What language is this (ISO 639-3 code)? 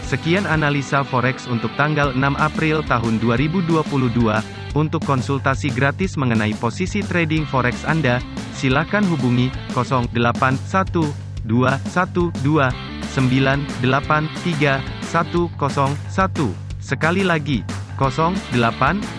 ind